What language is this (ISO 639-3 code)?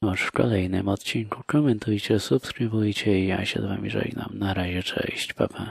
pol